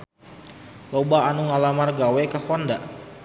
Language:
Sundanese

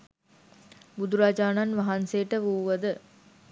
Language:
Sinhala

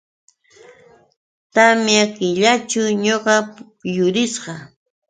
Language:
Yauyos Quechua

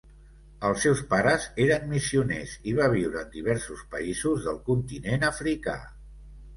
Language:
Catalan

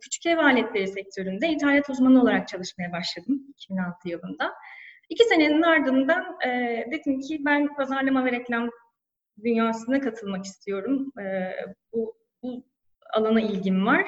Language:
Turkish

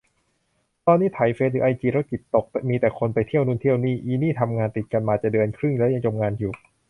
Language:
Thai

